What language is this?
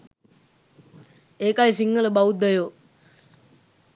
Sinhala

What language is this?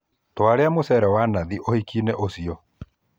Kikuyu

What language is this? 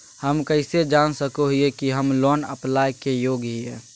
Magahi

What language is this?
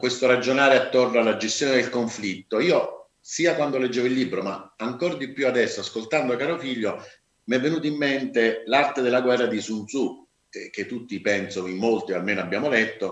Italian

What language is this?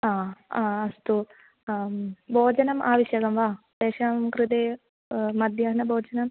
Sanskrit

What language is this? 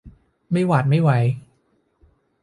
Thai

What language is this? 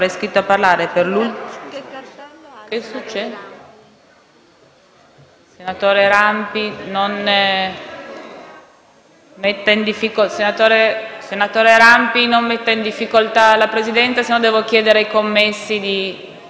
Italian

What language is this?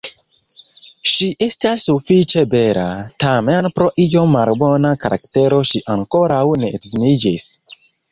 Esperanto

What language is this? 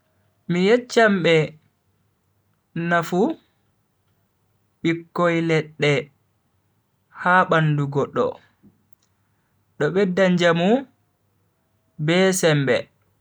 Bagirmi Fulfulde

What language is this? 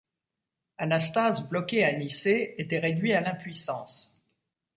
French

